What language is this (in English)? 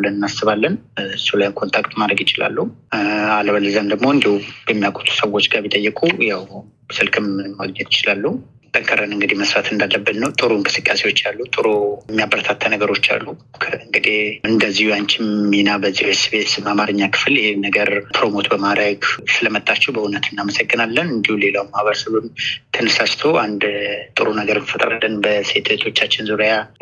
Amharic